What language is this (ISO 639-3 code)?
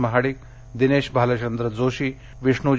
mar